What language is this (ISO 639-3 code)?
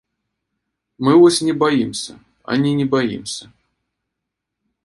bel